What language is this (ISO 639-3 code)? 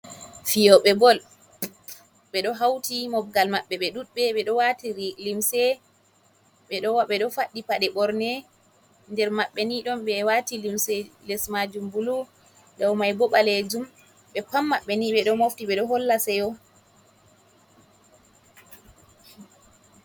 ful